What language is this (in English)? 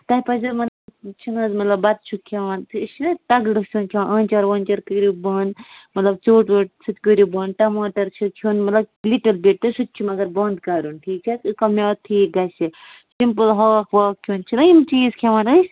Kashmiri